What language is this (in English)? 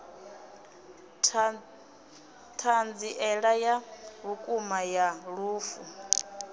Venda